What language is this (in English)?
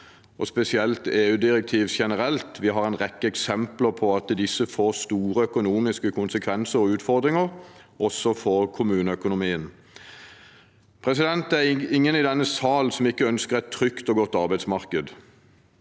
Norwegian